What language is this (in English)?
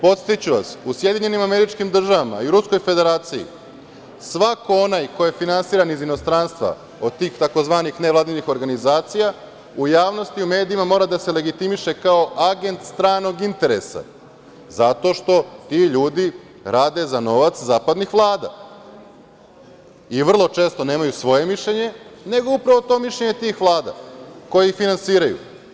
Serbian